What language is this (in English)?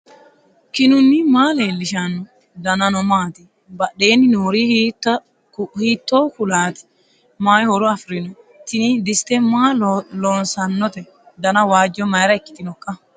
Sidamo